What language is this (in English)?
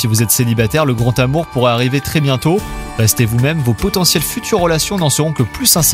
French